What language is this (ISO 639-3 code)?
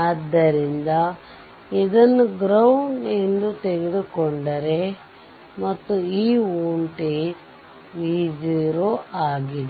kan